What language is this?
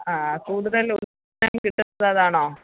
Malayalam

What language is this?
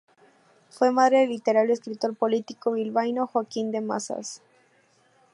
Spanish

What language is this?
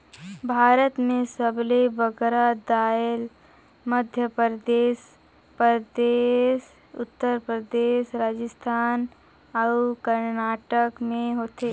Chhattisgarhi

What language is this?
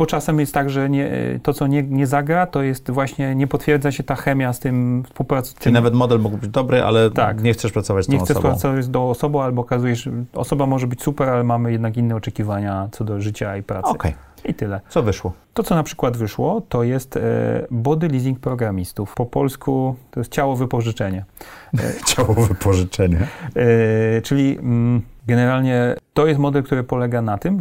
Polish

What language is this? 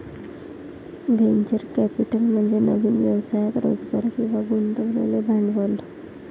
Marathi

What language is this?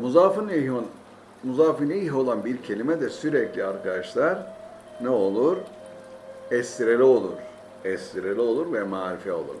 Turkish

